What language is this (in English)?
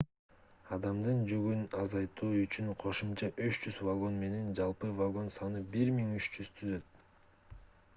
Kyrgyz